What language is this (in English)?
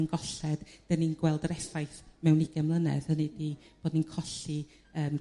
Welsh